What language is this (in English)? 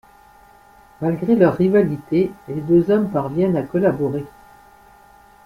French